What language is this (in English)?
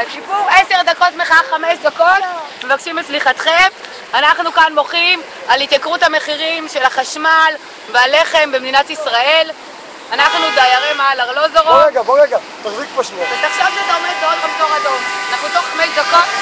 Hebrew